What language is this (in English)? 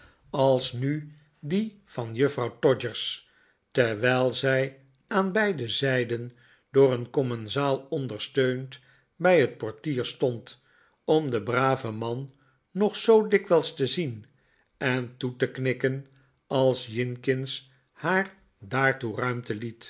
Dutch